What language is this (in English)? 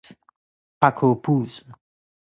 Persian